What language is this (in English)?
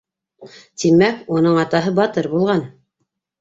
Bashkir